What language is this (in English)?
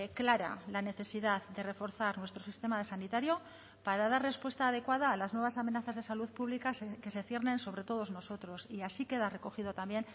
Spanish